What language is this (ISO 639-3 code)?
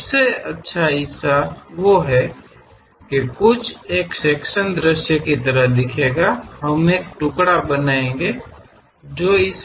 hin